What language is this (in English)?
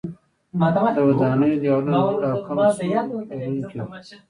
Pashto